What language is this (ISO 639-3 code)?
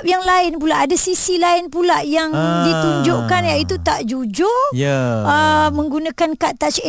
msa